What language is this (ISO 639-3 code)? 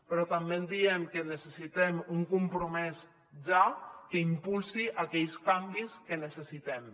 cat